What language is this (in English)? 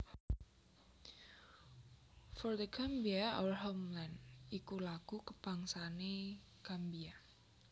Javanese